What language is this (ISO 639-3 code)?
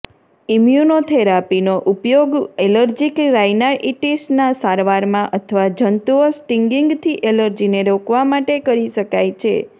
guj